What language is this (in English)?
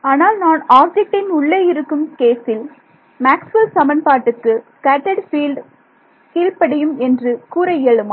Tamil